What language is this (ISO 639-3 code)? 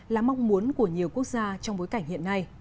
vie